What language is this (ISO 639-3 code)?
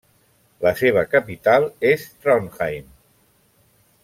cat